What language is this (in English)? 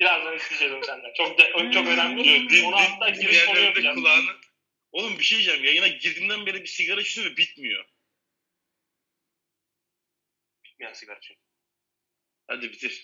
Turkish